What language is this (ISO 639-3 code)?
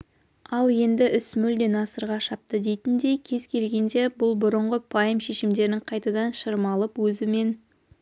kaz